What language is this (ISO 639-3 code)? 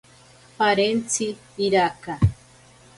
prq